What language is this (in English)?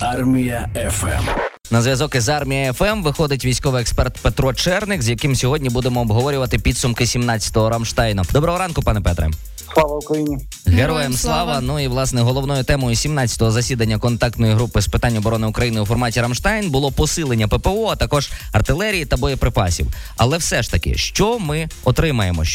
Ukrainian